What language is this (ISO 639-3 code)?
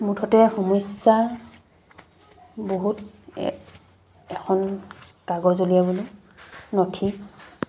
asm